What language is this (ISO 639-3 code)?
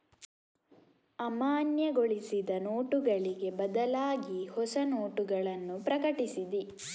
kan